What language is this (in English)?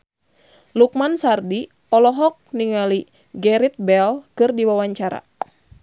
Sundanese